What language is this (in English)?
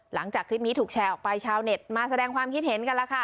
Thai